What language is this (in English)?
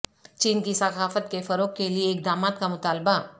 Urdu